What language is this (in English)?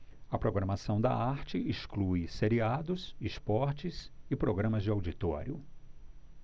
Portuguese